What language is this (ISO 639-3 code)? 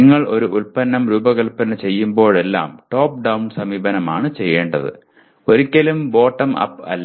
mal